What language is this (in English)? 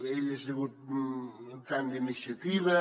Catalan